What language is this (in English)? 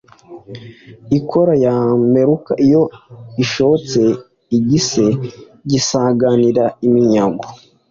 Kinyarwanda